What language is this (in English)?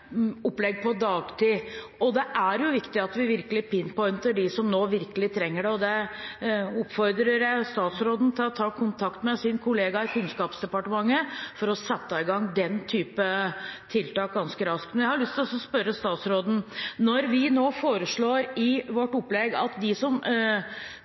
Norwegian Bokmål